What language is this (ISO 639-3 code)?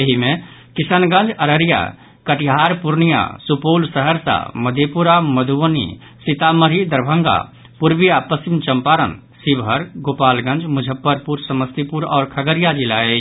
mai